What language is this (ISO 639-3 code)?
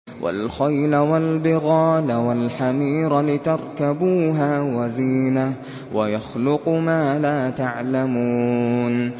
ara